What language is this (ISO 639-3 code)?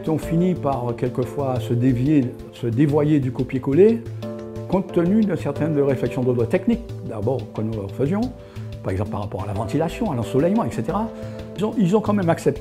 fra